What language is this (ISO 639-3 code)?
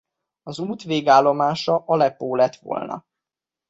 hun